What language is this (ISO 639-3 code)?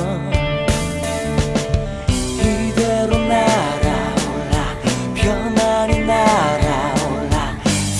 kor